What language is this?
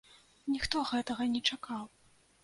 Belarusian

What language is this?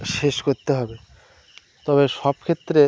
Bangla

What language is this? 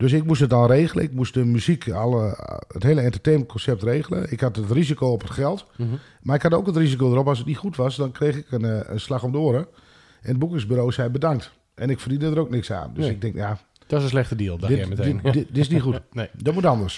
Dutch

